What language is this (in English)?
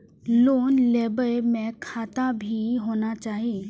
Maithili